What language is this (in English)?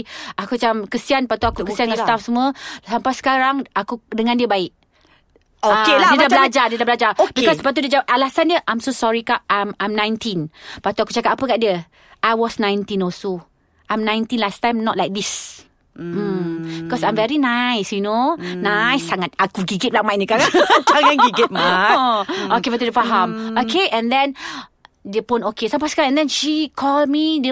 Malay